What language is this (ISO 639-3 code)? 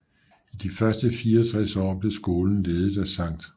dan